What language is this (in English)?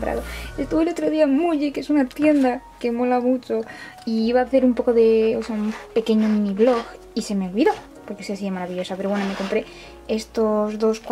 Spanish